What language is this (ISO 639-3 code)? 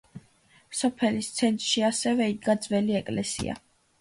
kat